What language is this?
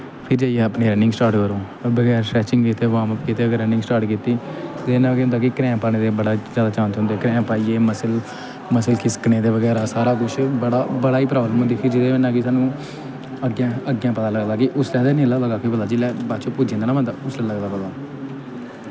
Dogri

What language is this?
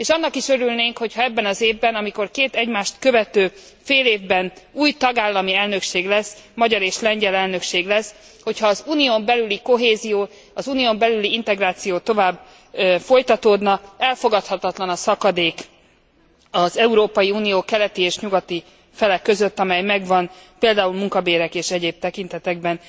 Hungarian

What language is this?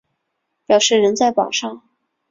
Chinese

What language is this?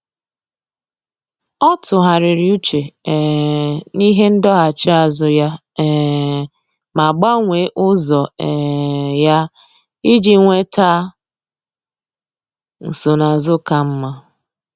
Igbo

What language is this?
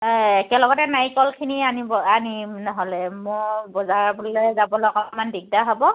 Assamese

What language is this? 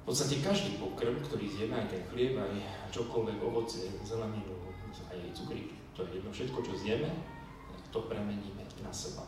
Slovak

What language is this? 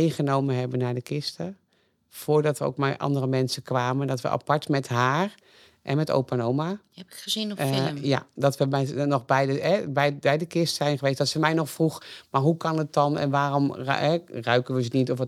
Dutch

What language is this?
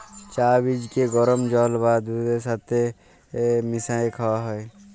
Bangla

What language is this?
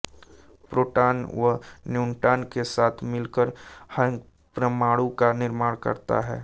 Hindi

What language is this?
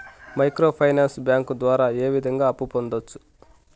Telugu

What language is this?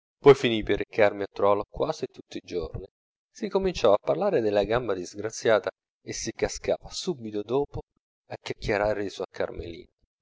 Italian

